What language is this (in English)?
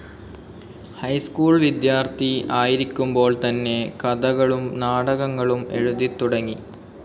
Malayalam